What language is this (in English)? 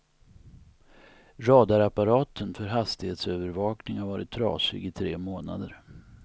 Swedish